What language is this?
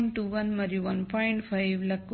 Telugu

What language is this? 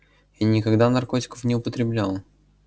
Russian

